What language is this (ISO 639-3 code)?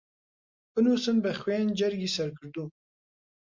ckb